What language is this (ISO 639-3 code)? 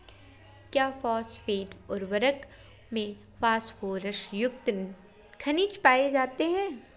hin